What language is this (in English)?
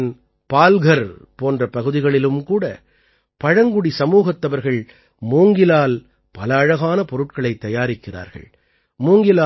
Tamil